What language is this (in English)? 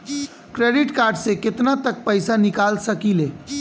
Bhojpuri